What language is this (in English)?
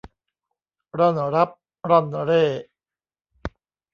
Thai